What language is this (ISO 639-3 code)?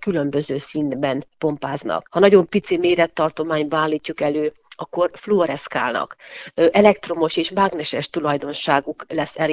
hun